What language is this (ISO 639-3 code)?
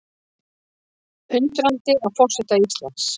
isl